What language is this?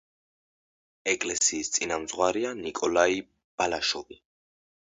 Georgian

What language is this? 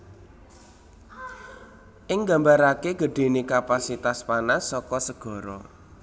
Javanese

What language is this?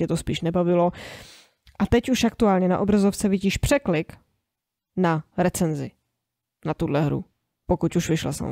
Czech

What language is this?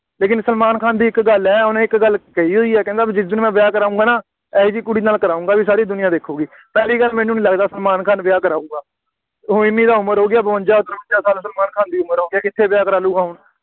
Punjabi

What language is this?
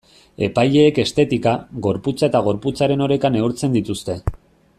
Basque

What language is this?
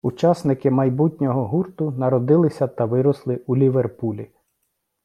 Ukrainian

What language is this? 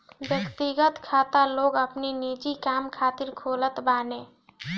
Bhojpuri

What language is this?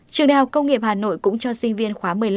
Vietnamese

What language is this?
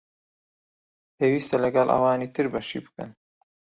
Central Kurdish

